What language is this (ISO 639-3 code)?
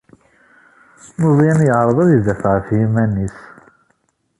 kab